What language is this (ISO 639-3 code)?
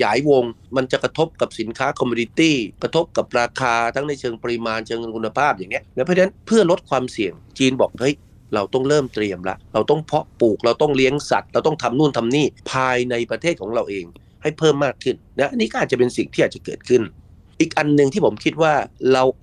tha